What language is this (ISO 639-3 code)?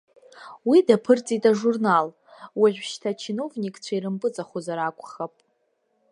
abk